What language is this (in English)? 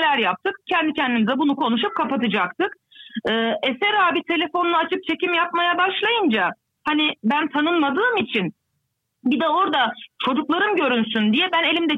Turkish